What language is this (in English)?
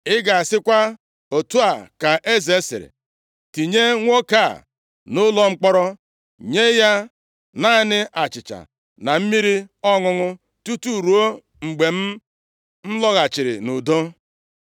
Igbo